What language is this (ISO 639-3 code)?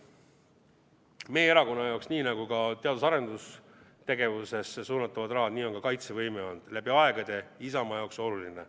est